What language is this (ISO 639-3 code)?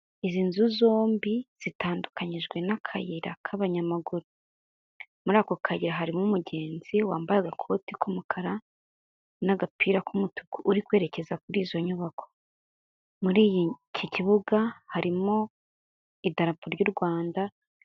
kin